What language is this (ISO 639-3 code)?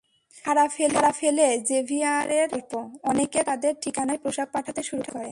ben